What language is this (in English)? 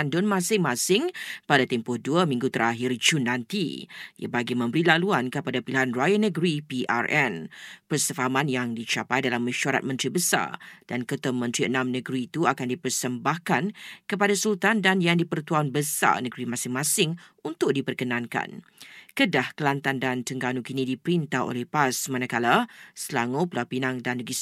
Malay